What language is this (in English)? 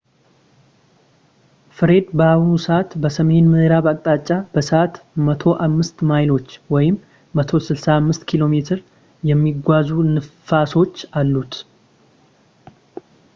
Amharic